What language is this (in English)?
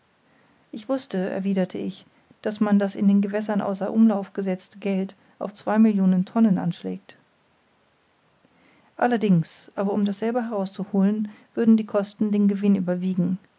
German